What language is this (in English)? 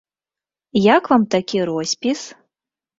Belarusian